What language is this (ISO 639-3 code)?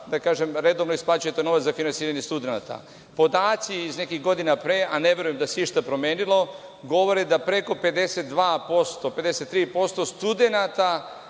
srp